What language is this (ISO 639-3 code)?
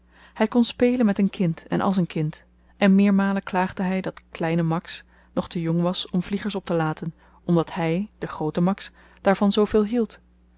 nld